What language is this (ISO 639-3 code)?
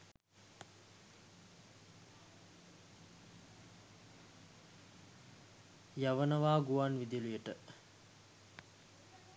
sin